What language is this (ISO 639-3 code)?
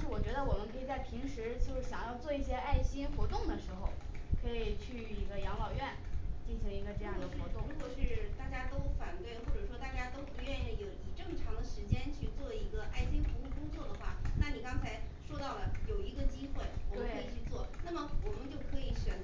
zho